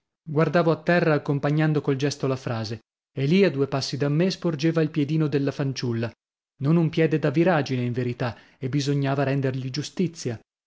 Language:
Italian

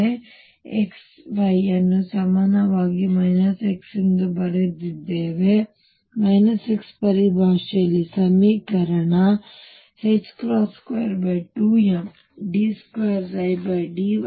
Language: Kannada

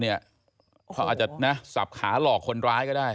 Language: Thai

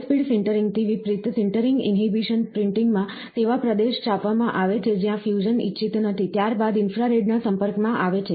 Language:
Gujarati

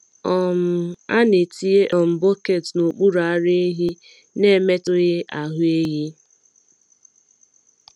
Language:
Igbo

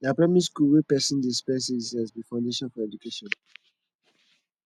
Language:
Nigerian Pidgin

